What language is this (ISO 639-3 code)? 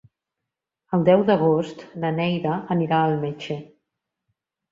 cat